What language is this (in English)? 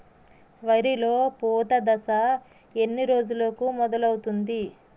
Telugu